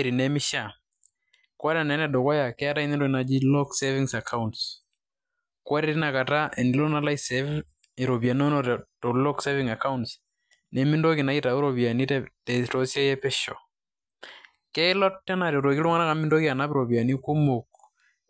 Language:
Masai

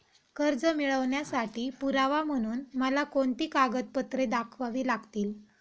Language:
Marathi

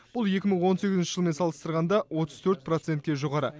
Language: Kazakh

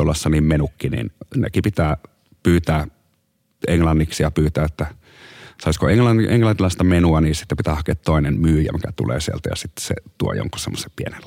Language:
Finnish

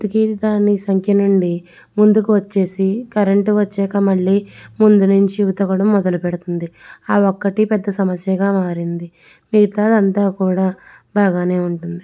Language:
Telugu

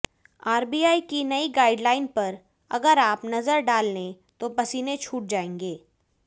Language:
Hindi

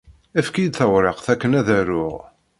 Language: Kabyle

